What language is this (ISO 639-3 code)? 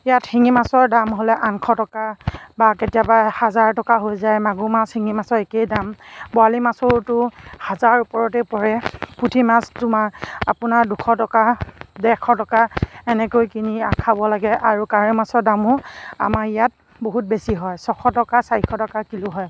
asm